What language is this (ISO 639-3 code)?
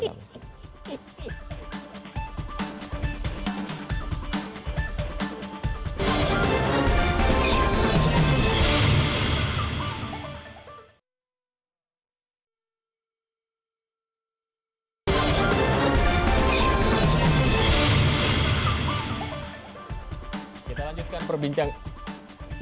ind